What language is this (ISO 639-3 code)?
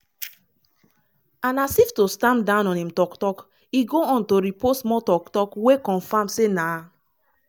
pcm